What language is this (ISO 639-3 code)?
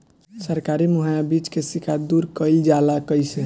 bho